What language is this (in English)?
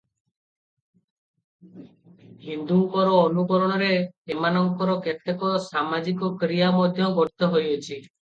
Odia